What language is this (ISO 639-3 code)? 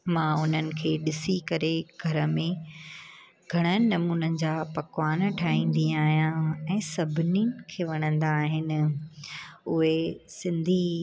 snd